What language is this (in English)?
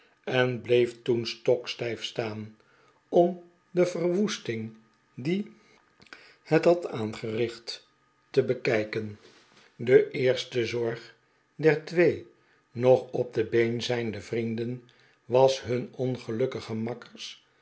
Dutch